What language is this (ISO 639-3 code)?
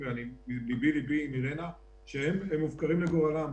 heb